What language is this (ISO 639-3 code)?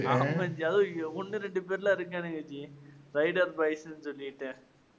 tam